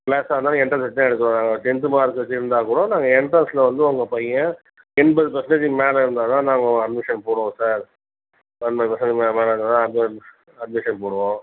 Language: Tamil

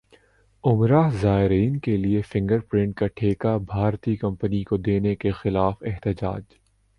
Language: Urdu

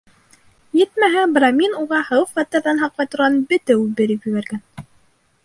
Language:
Bashkir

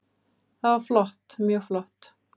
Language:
Icelandic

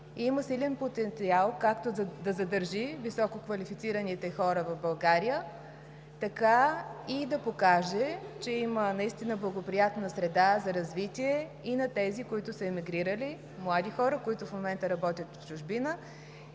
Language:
Bulgarian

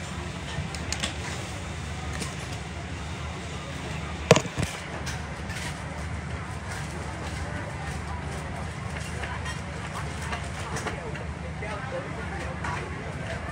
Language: Thai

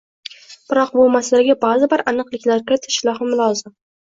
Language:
Uzbek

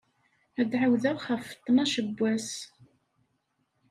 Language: Kabyle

